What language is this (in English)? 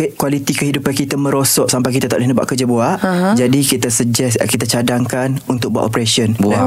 Malay